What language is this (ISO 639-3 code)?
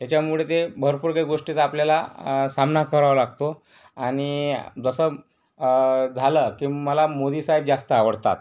mar